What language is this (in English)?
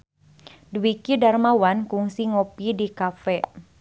Sundanese